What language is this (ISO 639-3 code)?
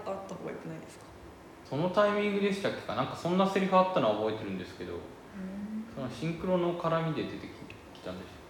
jpn